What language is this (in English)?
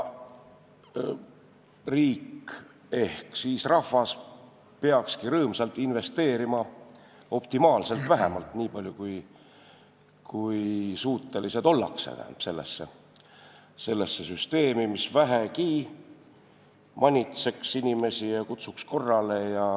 Estonian